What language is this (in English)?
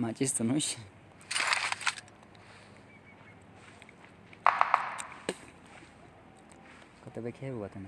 Urdu